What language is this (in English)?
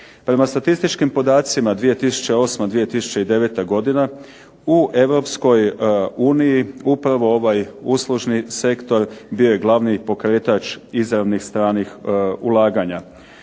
Croatian